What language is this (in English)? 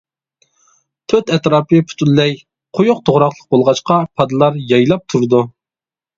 Uyghur